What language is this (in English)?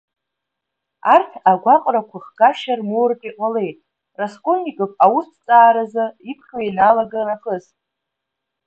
Abkhazian